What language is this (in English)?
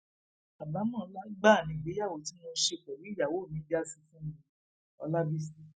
Yoruba